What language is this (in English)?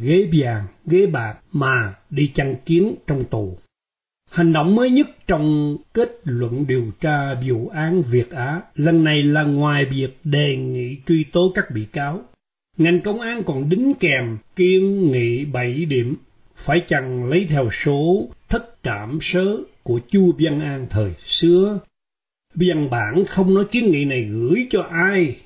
Vietnamese